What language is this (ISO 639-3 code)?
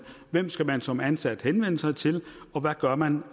dan